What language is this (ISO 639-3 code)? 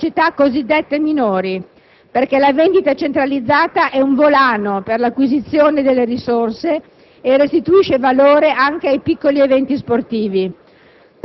ita